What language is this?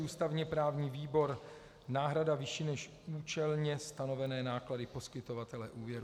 Czech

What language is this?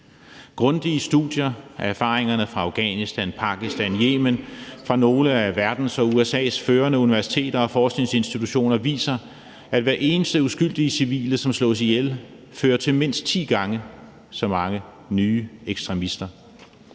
Danish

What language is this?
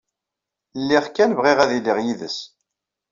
Kabyle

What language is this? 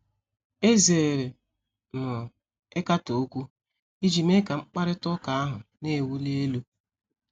Igbo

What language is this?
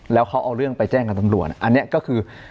Thai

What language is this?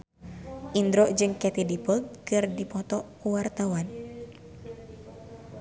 Sundanese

